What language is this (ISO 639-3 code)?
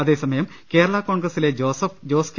mal